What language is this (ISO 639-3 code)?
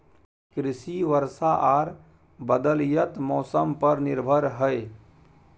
mai